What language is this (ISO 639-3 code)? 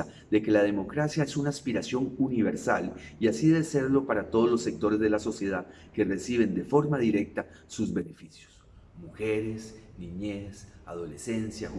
spa